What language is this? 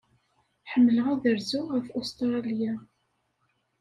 Kabyle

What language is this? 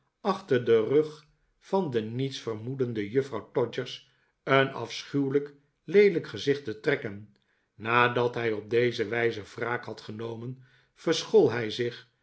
Dutch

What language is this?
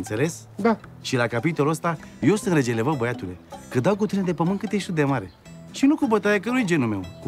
Romanian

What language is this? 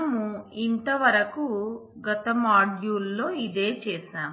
Telugu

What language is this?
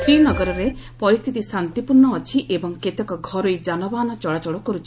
Odia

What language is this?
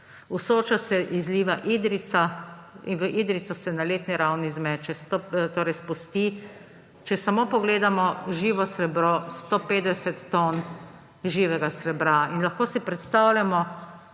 Slovenian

